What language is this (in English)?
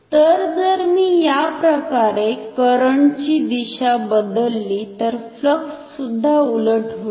Marathi